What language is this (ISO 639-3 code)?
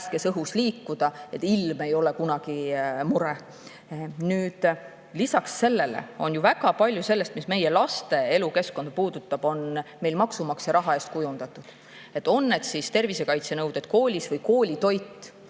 est